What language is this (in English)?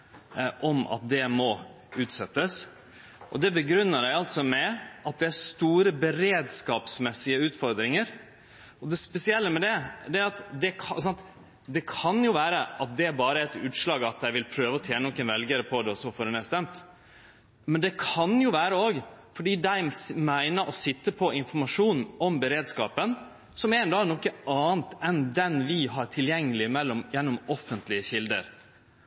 Norwegian Nynorsk